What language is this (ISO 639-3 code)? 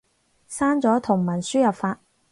yue